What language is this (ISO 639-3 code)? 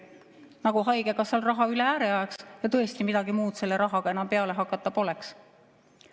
est